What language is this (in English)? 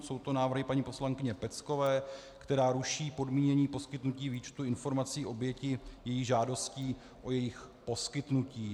Czech